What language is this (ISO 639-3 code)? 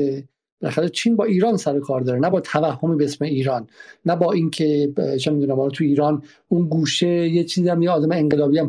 fas